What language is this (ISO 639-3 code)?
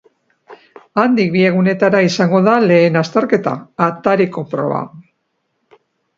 eus